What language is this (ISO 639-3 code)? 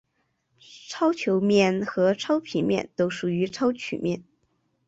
zho